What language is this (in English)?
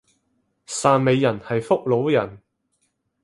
Cantonese